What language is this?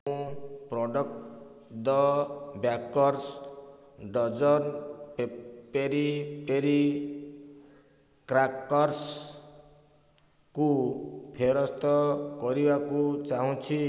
Odia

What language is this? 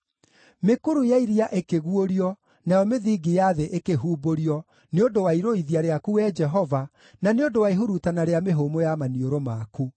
Kikuyu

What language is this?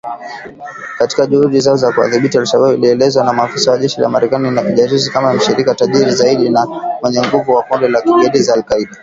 Swahili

